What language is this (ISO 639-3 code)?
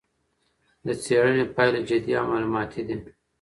pus